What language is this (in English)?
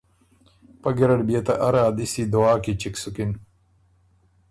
Ormuri